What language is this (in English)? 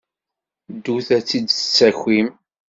Kabyle